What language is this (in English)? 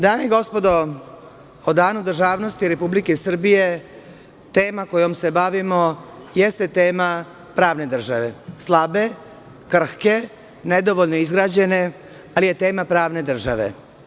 Serbian